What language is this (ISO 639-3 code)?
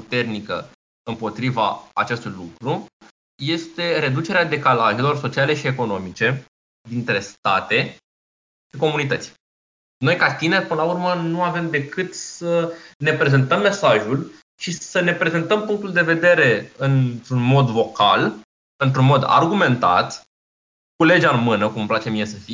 ron